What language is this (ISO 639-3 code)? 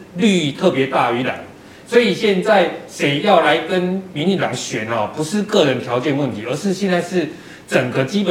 zho